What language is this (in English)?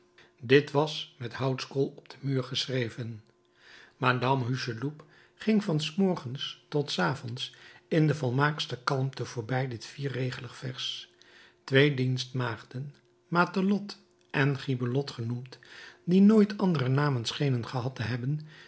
Dutch